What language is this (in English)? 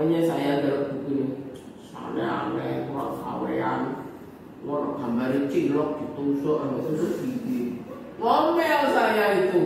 Indonesian